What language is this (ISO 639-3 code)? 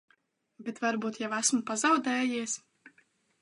lav